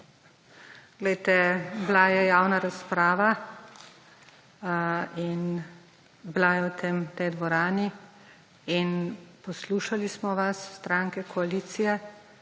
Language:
Slovenian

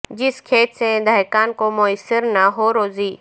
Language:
Urdu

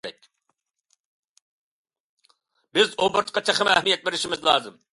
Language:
Uyghur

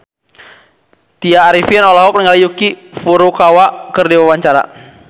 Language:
Sundanese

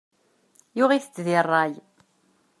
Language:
Kabyle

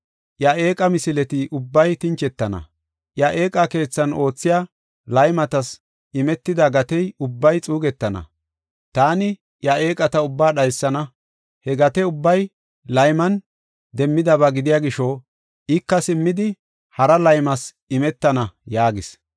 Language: Gofa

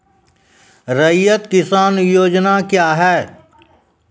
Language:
Maithili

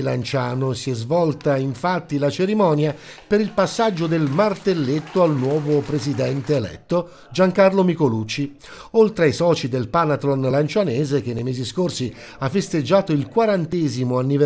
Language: Italian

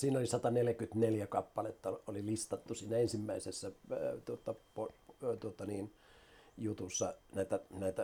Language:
Finnish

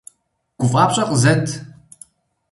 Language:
Kabardian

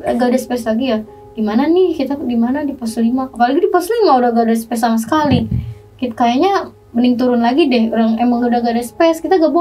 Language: Indonesian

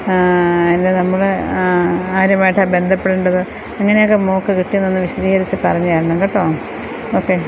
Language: Malayalam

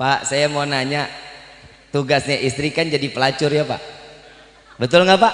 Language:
Indonesian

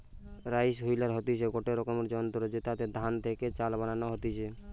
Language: Bangla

